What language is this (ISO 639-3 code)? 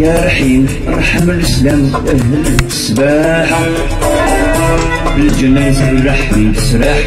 ara